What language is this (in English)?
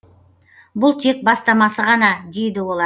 Kazakh